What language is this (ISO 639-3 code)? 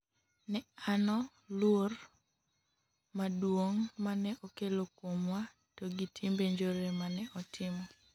luo